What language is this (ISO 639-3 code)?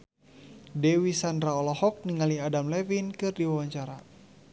sun